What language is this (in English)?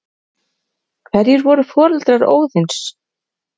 Icelandic